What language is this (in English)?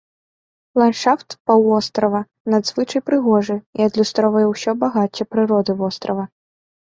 Belarusian